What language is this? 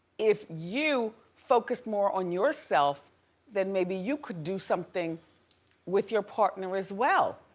English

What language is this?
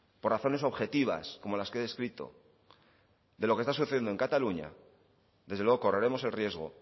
Spanish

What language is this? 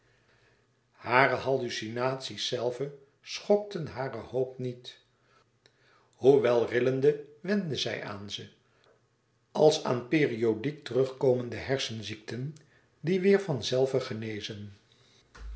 Dutch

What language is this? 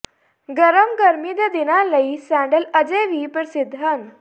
Punjabi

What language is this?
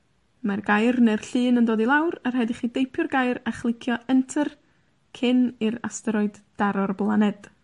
Welsh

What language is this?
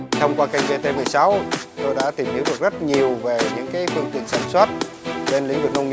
Vietnamese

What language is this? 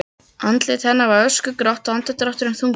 Icelandic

